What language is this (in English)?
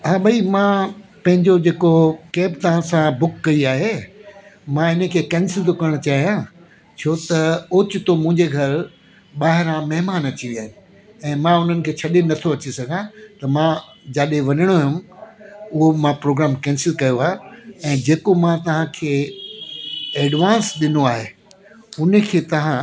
Sindhi